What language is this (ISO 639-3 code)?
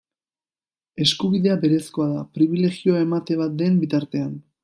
eus